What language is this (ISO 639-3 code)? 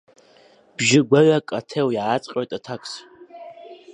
abk